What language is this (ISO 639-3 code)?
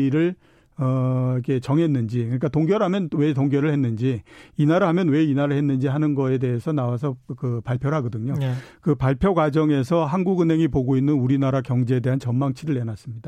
kor